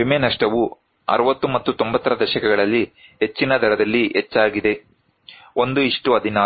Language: Kannada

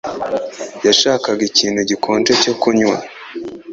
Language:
Kinyarwanda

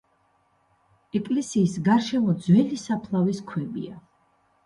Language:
Georgian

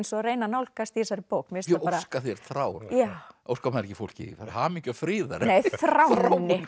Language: Icelandic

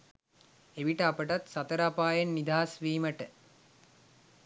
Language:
Sinhala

